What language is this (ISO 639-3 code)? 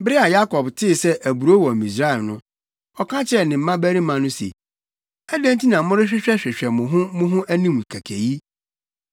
aka